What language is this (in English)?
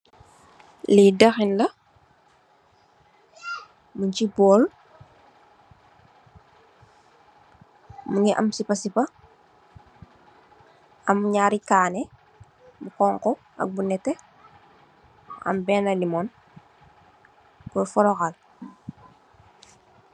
Wolof